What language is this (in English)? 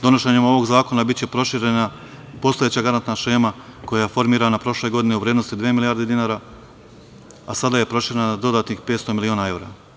Serbian